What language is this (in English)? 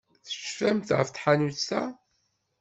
Kabyle